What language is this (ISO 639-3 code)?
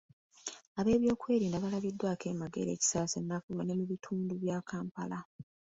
lug